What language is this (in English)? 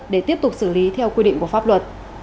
Vietnamese